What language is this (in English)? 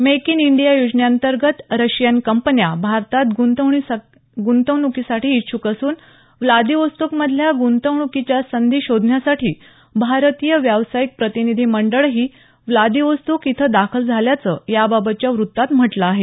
Marathi